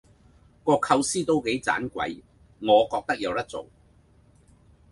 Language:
Cantonese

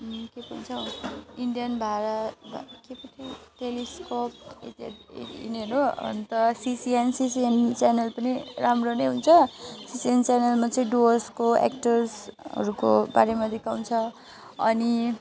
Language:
Nepali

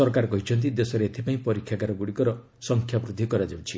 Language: Odia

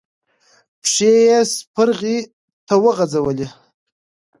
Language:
Pashto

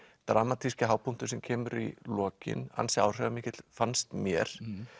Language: Icelandic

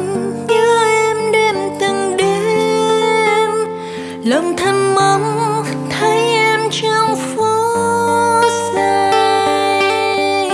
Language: Vietnamese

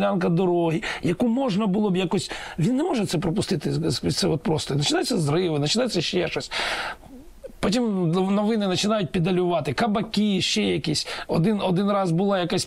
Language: Ukrainian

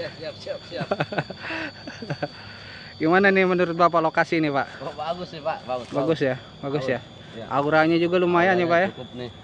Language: Indonesian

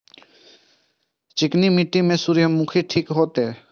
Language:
Maithili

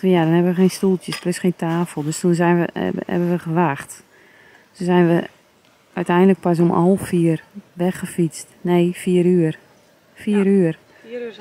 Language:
Dutch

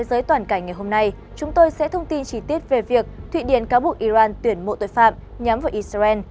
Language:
Vietnamese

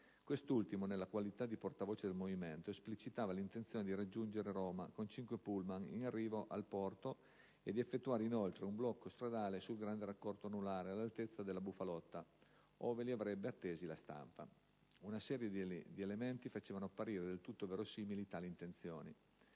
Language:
Italian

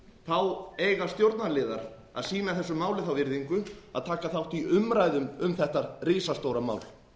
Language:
Icelandic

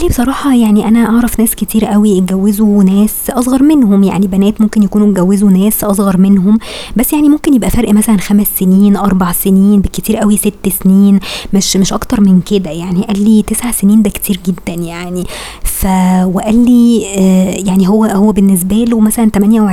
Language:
Arabic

